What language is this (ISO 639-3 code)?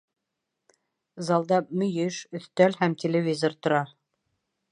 bak